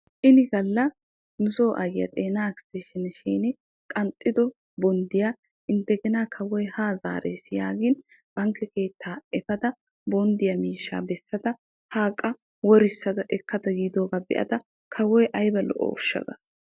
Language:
Wolaytta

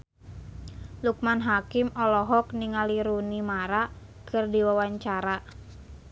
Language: Sundanese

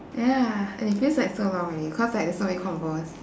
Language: English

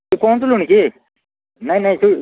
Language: Odia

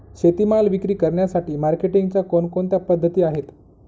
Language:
Marathi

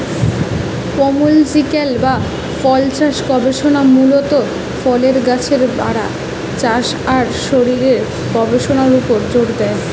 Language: Bangla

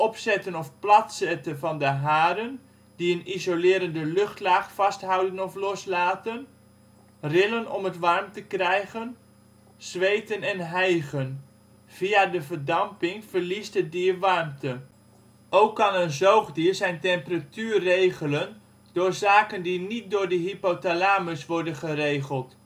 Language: Dutch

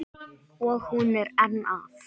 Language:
Icelandic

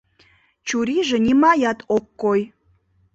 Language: Mari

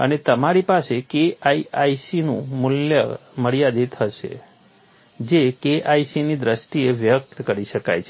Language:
Gujarati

